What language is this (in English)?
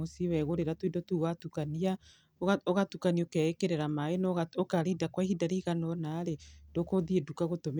Kikuyu